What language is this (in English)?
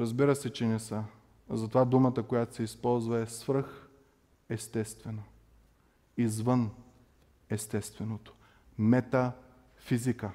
Bulgarian